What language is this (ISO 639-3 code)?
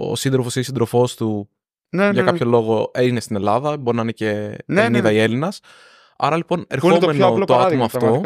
ell